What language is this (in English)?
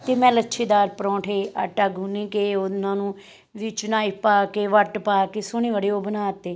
Punjabi